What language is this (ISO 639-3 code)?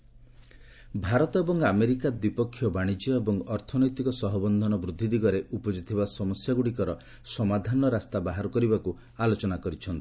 ori